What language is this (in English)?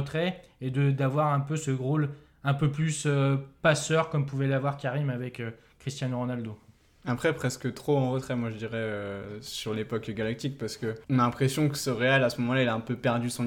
French